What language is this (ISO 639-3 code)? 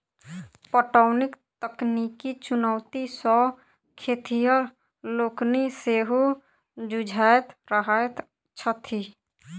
mai